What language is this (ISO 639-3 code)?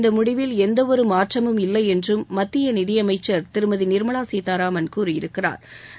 tam